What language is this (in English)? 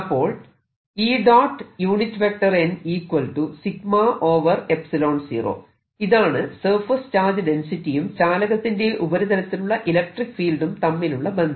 Malayalam